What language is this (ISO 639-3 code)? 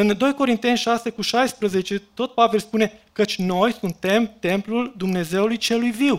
ron